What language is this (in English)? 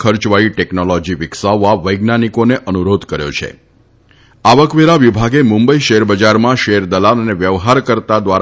Gujarati